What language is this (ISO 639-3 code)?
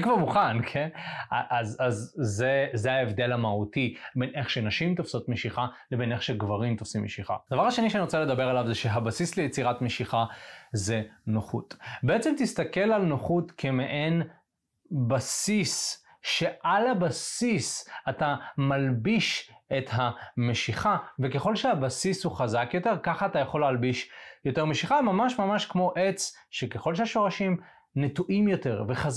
heb